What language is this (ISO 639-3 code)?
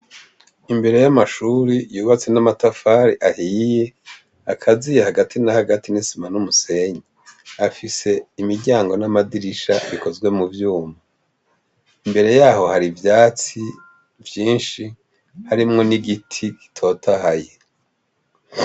run